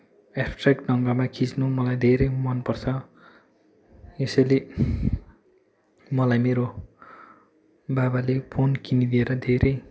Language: Nepali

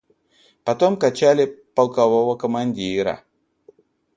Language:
Russian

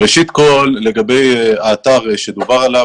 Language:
Hebrew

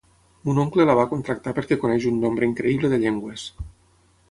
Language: Catalan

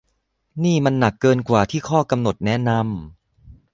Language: Thai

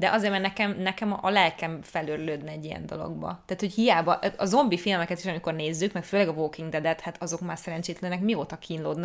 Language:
Hungarian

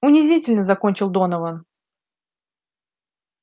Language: Russian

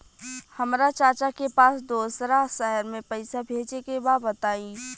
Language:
Bhojpuri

